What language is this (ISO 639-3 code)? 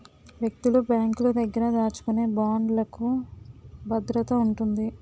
tel